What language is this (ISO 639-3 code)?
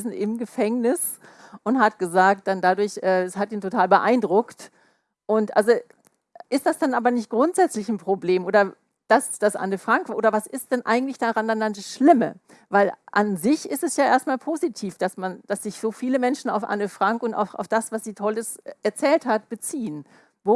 deu